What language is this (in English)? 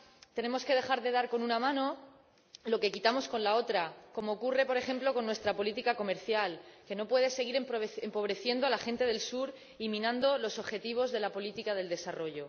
Spanish